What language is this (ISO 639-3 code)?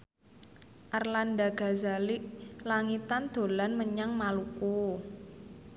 jav